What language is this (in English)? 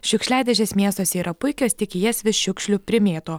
Lithuanian